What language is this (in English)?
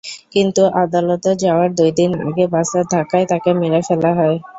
Bangla